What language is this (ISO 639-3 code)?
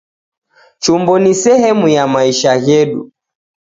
dav